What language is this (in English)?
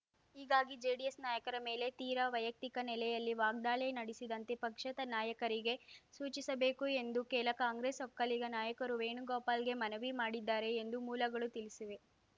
Kannada